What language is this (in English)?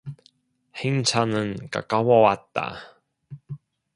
Korean